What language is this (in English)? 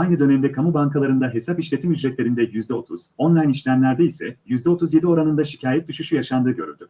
Turkish